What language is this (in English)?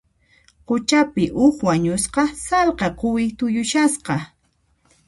Puno Quechua